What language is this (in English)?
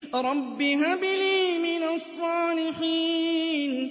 Arabic